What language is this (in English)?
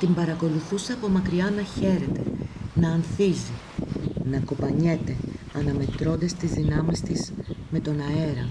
Greek